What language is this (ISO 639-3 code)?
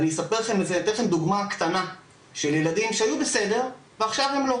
heb